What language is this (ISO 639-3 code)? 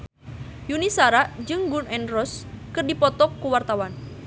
sun